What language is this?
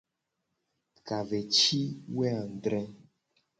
Gen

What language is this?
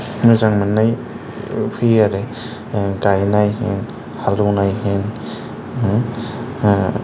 Bodo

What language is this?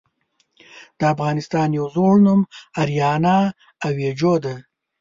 Pashto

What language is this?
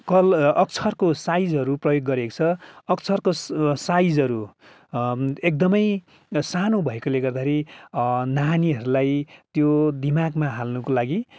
Nepali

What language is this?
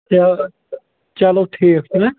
Kashmiri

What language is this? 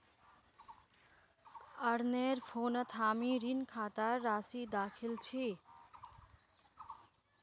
Magahi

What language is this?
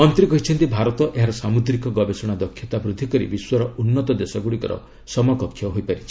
Odia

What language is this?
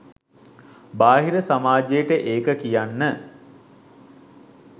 Sinhala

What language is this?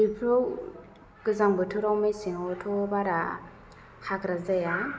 Bodo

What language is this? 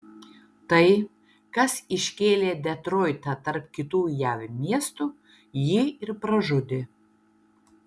Lithuanian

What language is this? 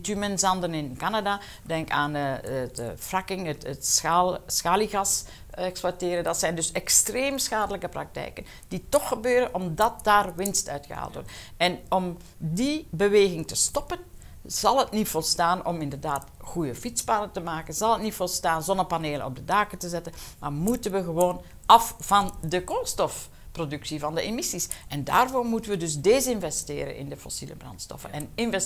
Dutch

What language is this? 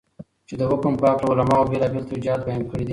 Pashto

